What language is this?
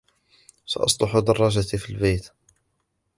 Arabic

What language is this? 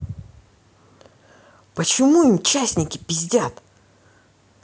Russian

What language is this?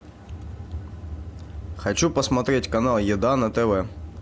Russian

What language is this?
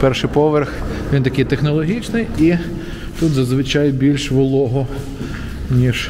Ukrainian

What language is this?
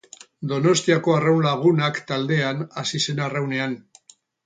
Basque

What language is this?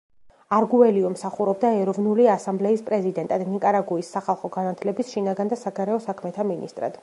Georgian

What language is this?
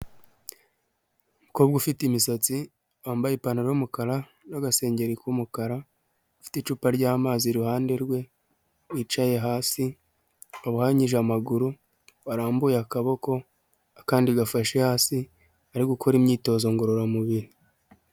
Kinyarwanda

